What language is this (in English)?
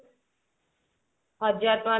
Odia